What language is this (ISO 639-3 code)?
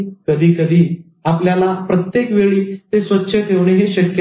mar